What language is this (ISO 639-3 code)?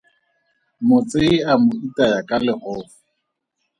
tsn